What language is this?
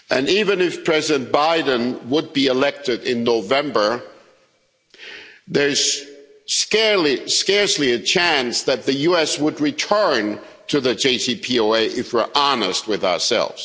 English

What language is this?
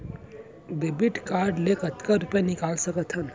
Chhattisgarhi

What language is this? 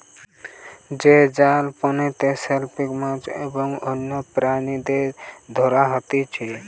Bangla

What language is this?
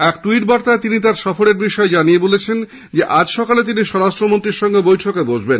Bangla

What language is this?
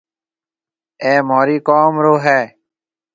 Marwari (Pakistan)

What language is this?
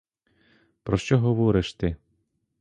Ukrainian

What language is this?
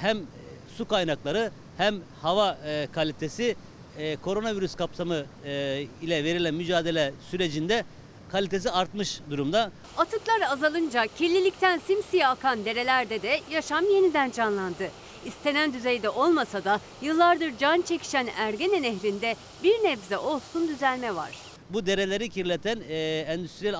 Turkish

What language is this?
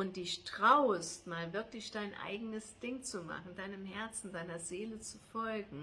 German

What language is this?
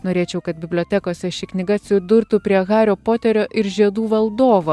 Lithuanian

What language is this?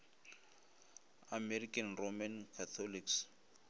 Northern Sotho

